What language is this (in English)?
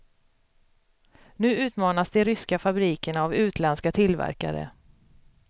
Swedish